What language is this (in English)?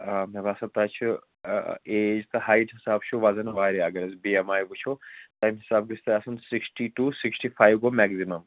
Kashmiri